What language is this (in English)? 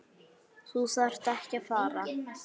Icelandic